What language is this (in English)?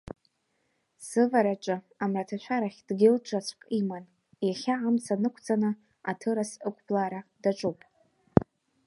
Abkhazian